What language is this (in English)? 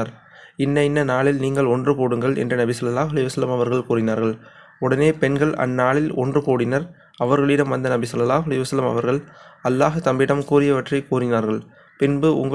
Tamil